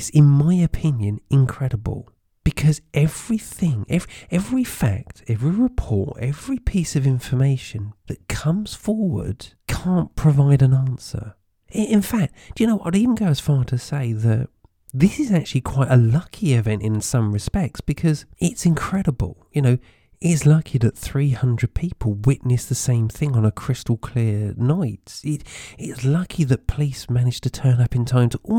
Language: English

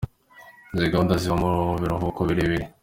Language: Kinyarwanda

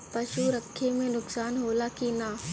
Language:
Bhojpuri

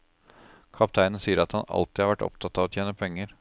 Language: Norwegian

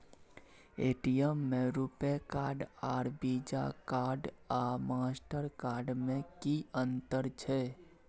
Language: Maithili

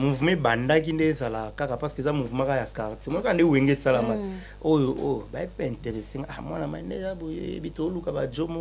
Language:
French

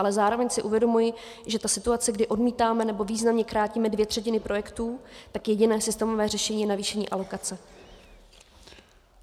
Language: Czech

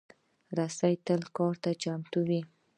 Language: Pashto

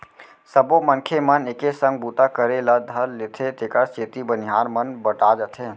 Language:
Chhattisgarhi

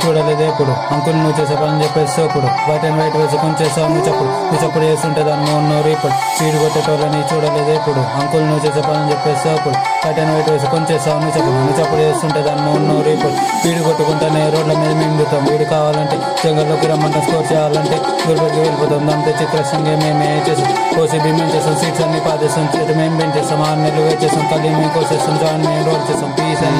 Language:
Telugu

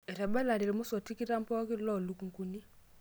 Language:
Masai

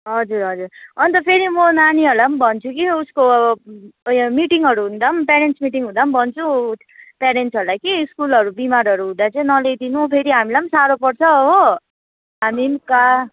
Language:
Nepali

